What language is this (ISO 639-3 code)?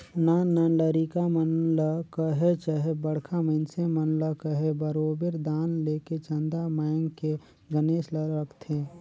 hne